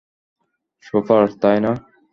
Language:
Bangla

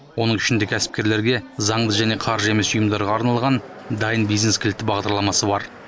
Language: Kazakh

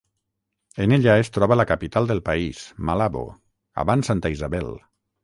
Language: Catalan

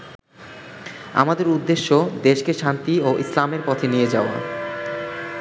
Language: Bangla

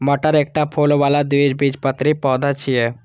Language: Maithili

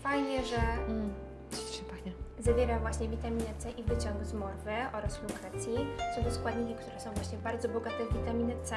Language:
Polish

